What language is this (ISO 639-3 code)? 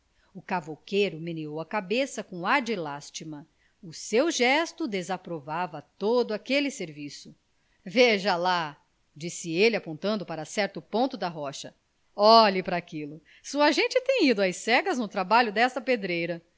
por